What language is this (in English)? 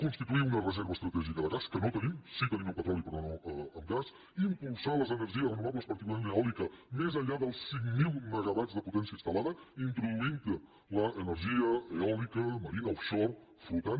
Catalan